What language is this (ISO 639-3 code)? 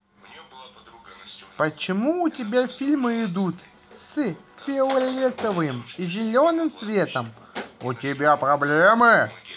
rus